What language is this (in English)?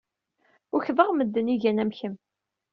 Kabyle